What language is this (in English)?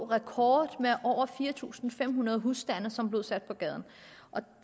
Danish